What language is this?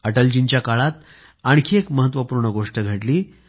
Marathi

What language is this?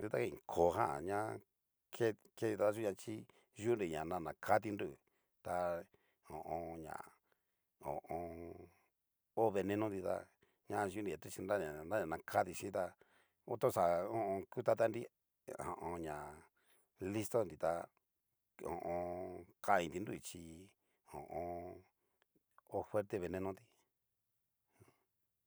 Cacaloxtepec Mixtec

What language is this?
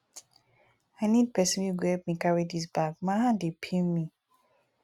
Nigerian Pidgin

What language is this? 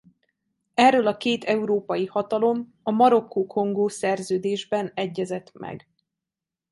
Hungarian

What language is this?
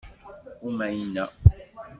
Kabyle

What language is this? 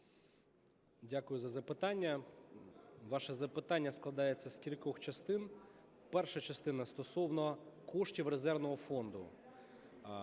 Ukrainian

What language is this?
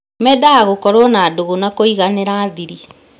Kikuyu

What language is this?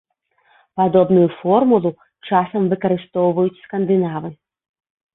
Belarusian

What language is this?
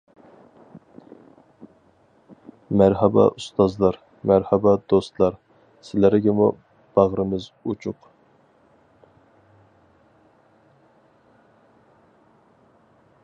Uyghur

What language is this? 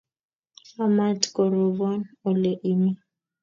Kalenjin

